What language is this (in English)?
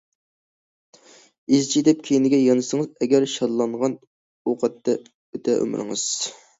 Uyghur